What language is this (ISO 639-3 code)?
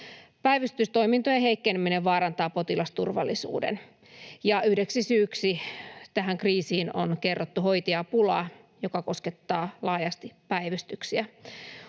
fin